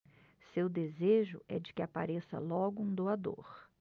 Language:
Portuguese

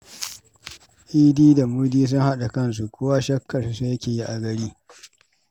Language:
Hausa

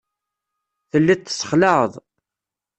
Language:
Kabyle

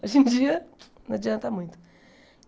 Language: Portuguese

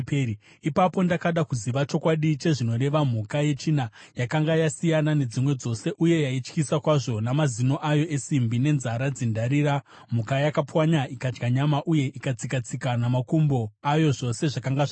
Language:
Shona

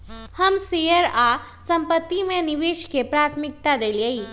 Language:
Magahi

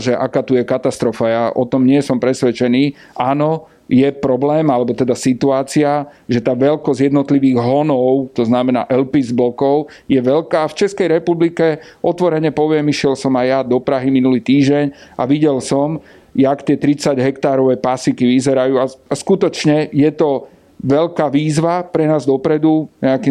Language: Slovak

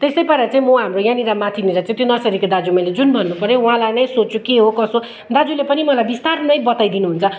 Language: Nepali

